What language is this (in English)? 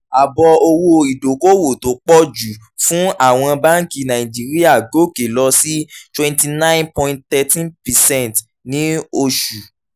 Yoruba